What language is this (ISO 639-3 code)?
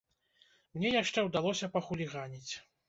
bel